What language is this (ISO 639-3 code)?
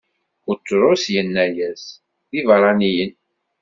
kab